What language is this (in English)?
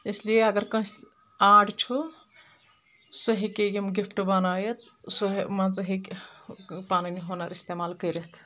Kashmiri